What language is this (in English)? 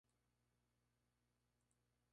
Spanish